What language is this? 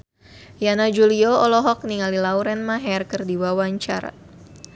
Sundanese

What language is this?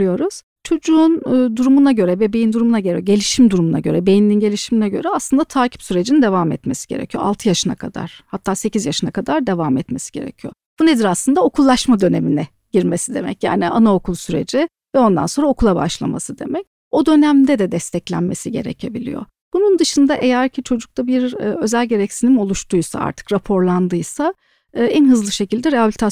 Turkish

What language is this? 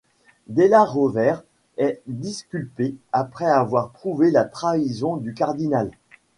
French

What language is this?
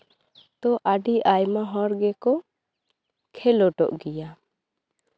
Santali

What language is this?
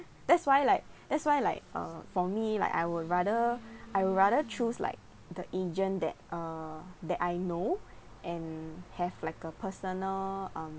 English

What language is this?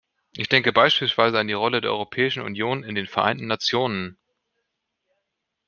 German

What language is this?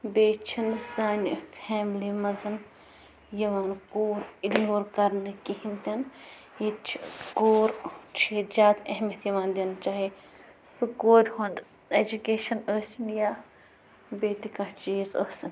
Kashmiri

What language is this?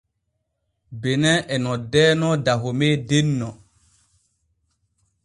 Borgu Fulfulde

